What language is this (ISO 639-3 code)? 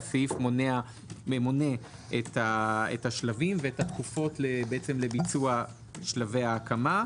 heb